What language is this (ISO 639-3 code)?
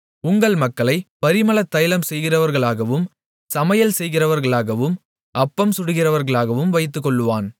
tam